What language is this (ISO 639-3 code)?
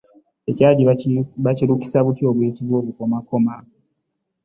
lug